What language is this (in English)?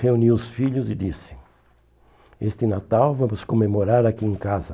Portuguese